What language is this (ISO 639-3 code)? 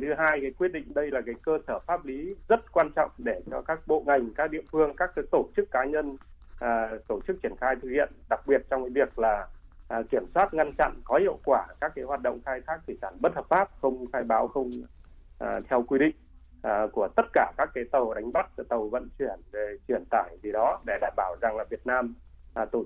vie